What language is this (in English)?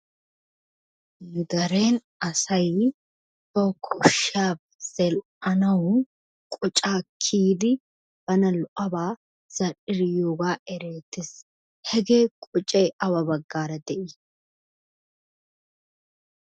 Wolaytta